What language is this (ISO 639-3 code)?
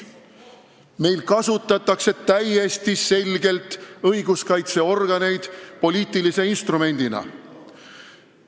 est